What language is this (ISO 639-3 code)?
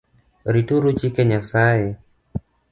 luo